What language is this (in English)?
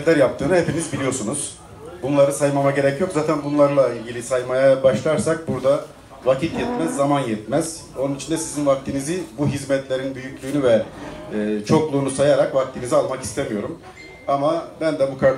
Turkish